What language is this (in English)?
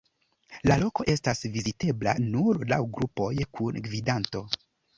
Esperanto